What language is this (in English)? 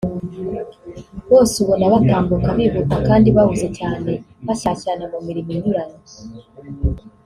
Kinyarwanda